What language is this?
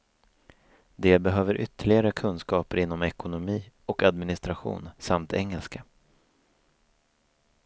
Swedish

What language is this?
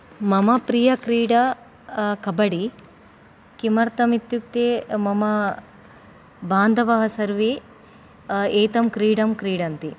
Sanskrit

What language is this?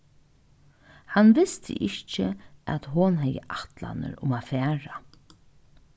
Faroese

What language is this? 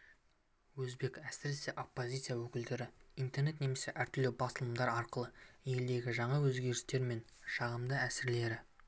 Kazakh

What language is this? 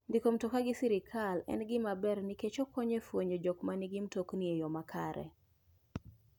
Luo (Kenya and Tanzania)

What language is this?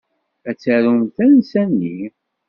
Kabyle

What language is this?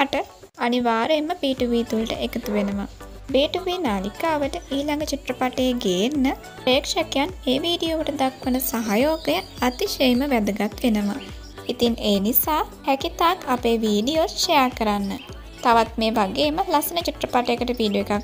Vietnamese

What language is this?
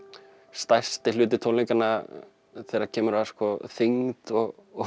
Icelandic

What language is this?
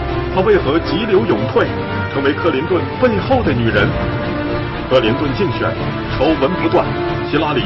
Chinese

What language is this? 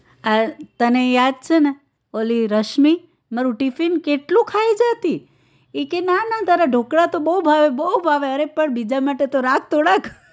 Gujarati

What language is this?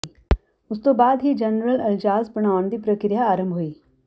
Punjabi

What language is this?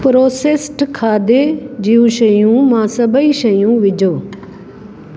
Sindhi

